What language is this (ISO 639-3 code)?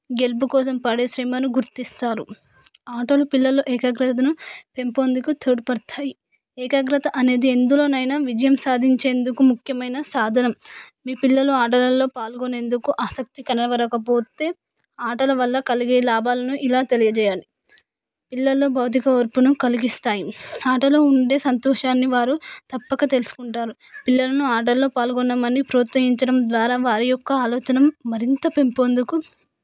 tel